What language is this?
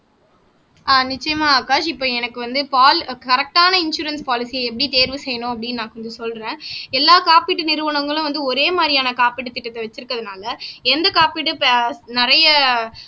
Tamil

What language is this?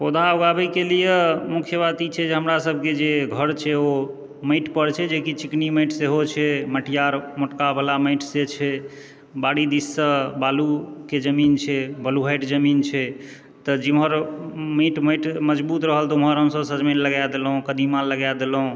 Maithili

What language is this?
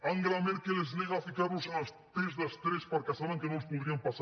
Catalan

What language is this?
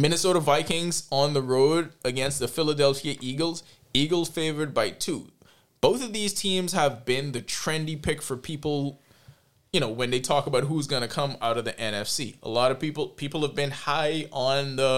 English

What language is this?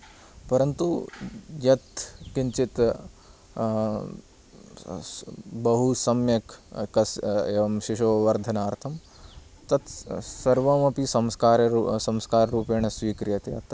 Sanskrit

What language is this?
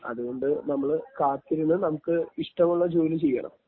Malayalam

